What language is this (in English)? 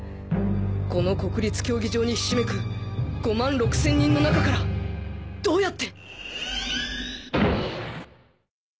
Japanese